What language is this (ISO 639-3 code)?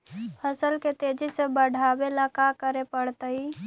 mag